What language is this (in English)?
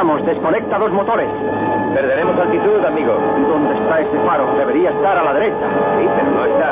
Spanish